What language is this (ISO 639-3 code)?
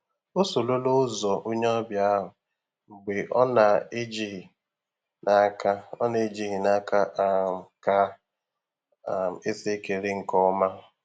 ibo